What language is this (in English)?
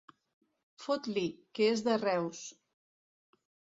Catalan